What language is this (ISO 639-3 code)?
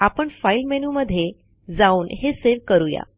mar